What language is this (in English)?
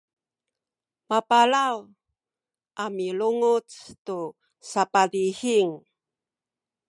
Sakizaya